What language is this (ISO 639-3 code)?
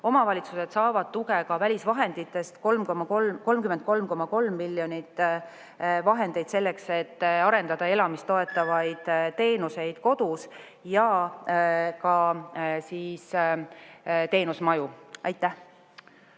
est